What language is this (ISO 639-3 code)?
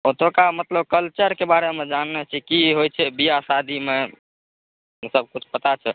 mai